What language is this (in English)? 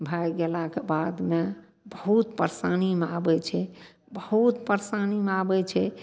Maithili